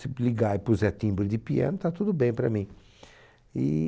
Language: Portuguese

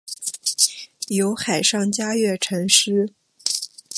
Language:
Chinese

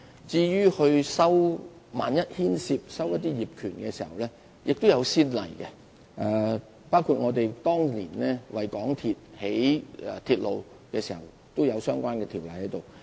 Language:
Cantonese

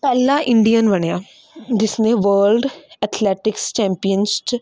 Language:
Punjabi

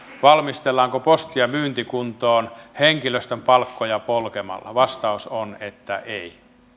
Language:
Finnish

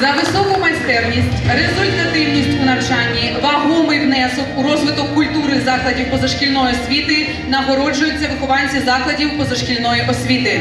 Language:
Ukrainian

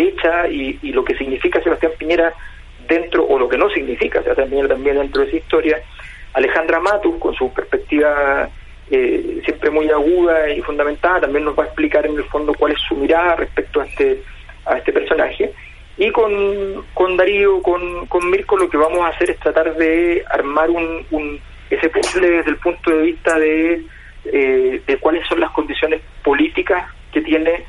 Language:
Spanish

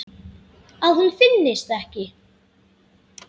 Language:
Icelandic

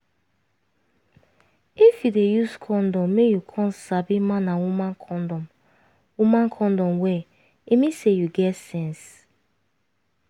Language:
Nigerian Pidgin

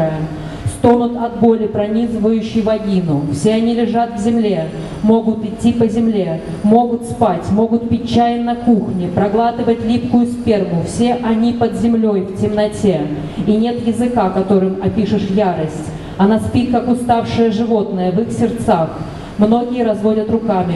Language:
Russian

